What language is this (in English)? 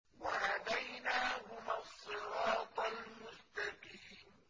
Arabic